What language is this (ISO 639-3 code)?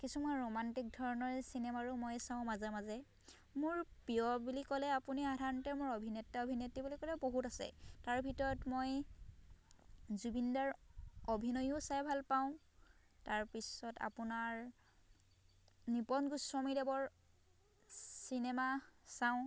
asm